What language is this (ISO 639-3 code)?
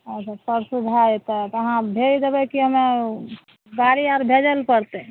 mai